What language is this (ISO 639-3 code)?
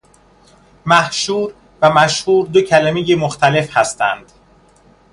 fas